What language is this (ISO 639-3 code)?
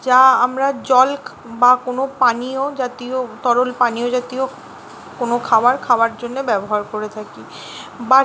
ben